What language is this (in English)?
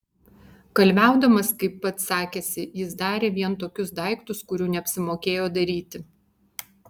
Lithuanian